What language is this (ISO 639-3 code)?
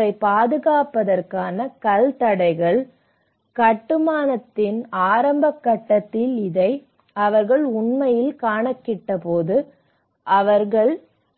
tam